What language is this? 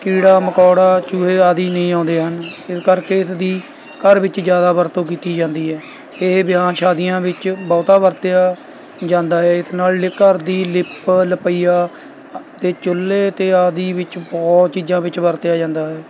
Punjabi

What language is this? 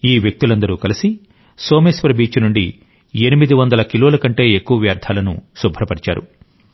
Telugu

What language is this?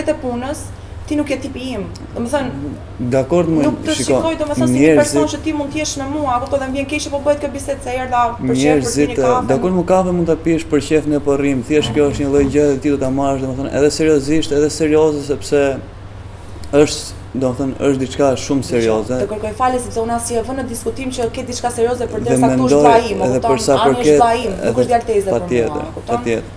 Romanian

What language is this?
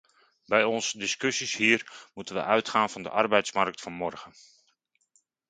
Dutch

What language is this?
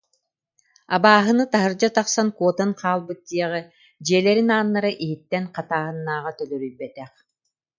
Yakut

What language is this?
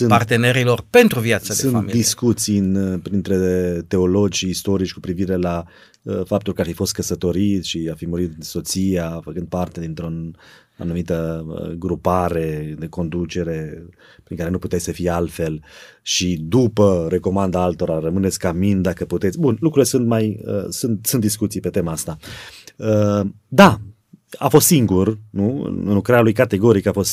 Romanian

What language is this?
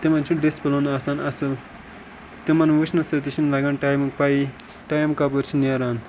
Kashmiri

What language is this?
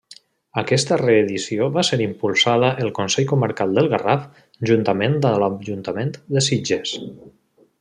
Catalan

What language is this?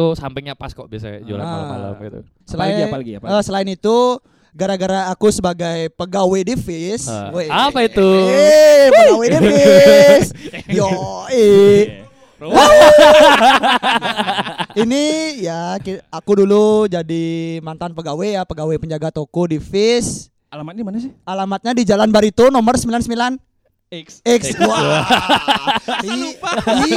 Indonesian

